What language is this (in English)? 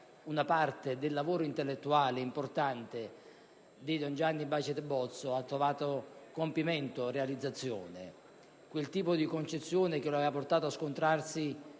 Italian